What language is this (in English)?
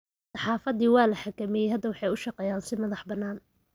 Somali